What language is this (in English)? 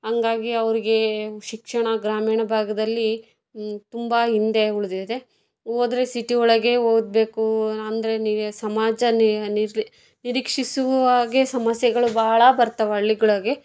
Kannada